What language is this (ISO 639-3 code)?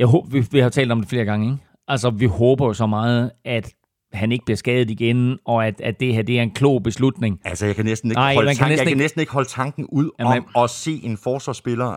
dan